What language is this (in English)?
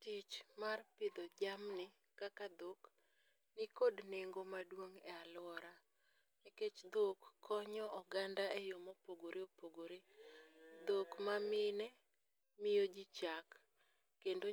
Luo (Kenya and Tanzania)